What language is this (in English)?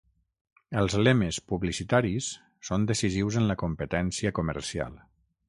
Catalan